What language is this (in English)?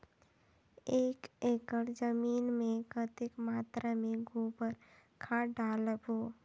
Chhattisgarhi